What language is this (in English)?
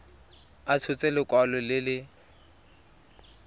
Tswana